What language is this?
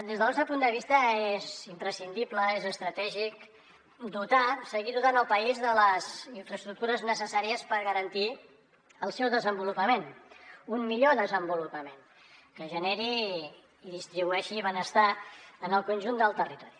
Catalan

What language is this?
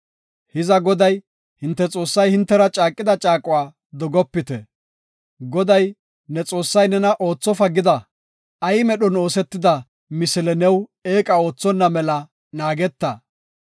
Gofa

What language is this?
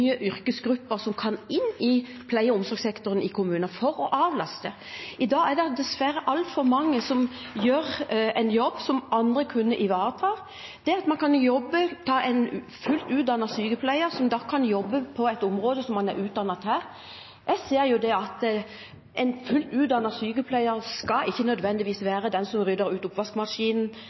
Norwegian Bokmål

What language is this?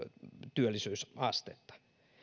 Finnish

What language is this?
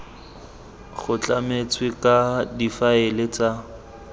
Tswana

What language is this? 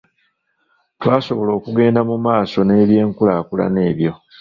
Ganda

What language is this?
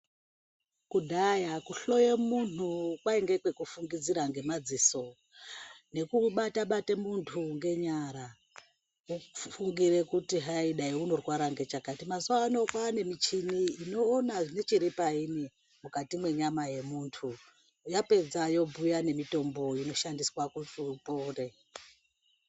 Ndau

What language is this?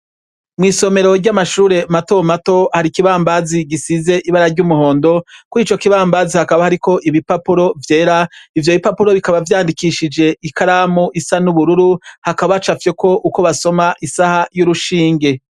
Rundi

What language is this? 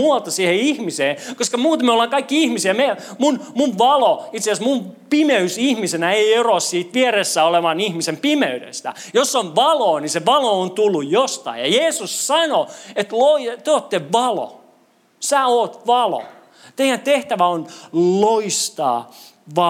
Finnish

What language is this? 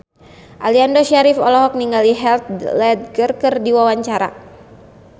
Sundanese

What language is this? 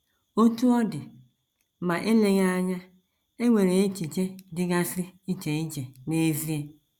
Igbo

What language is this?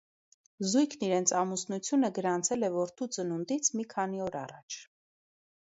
Armenian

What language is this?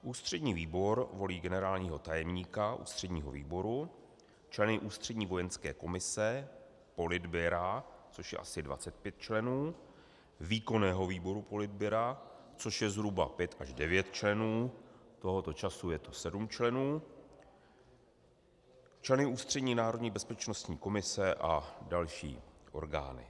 Czech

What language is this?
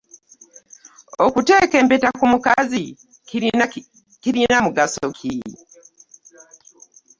Ganda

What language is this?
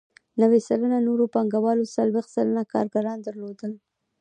Pashto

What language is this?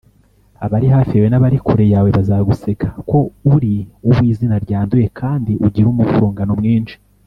Kinyarwanda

